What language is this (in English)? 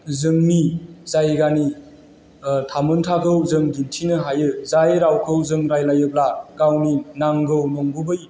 Bodo